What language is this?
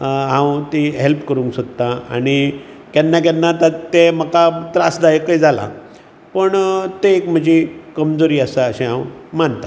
Konkani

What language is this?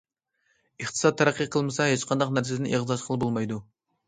Uyghur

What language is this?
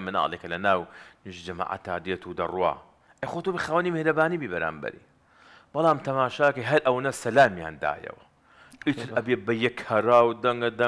Arabic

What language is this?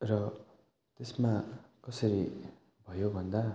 Nepali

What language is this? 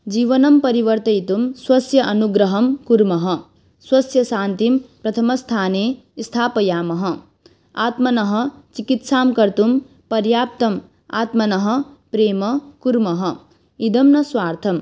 Sanskrit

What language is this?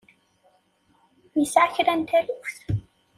Kabyle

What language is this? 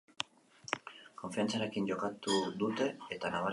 Basque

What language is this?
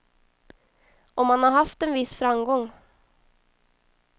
Swedish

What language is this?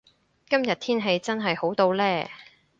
Cantonese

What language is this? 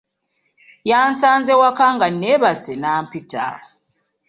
Ganda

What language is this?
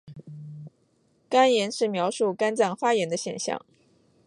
Chinese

